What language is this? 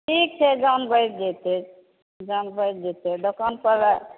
Maithili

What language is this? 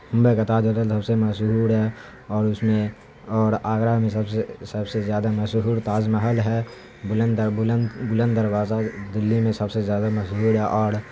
Urdu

